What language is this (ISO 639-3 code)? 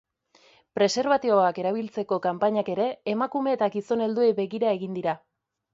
eus